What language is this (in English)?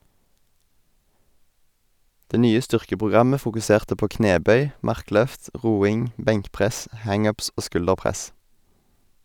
Norwegian